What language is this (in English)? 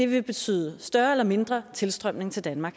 Danish